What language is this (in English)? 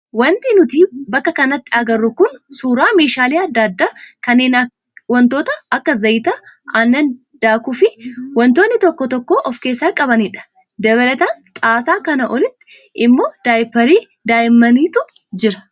Oromo